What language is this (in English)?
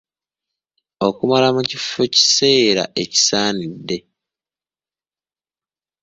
Ganda